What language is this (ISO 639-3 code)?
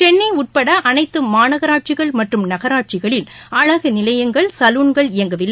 tam